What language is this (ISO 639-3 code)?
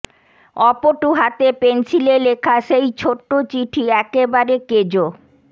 ben